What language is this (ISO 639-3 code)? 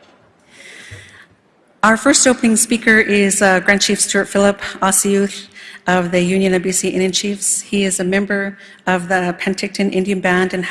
eng